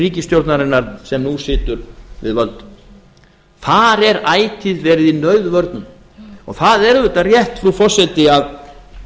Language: Icelandic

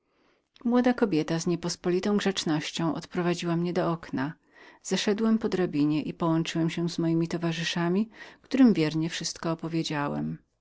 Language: Polish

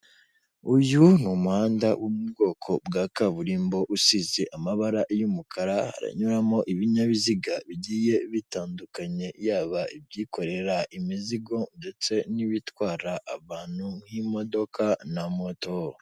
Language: Kinyarwanda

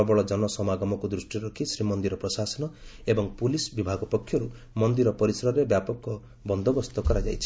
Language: Odia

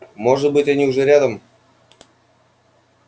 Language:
Russian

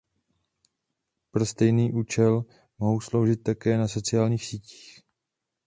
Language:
Czech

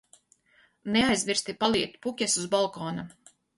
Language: Latvian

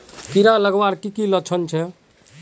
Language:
Magahi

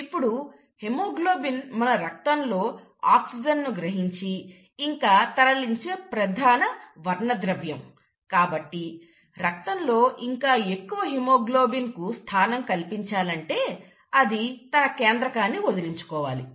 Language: Telugu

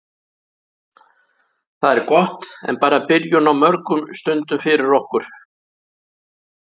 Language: Icelandic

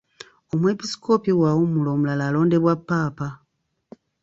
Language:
Ganda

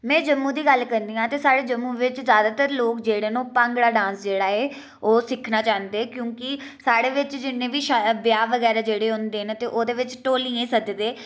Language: Dogri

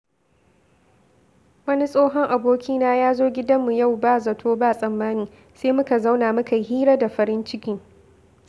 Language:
Hausa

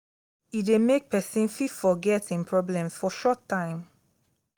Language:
Nigerian Pidgin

